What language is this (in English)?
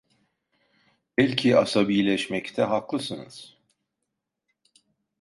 Turkish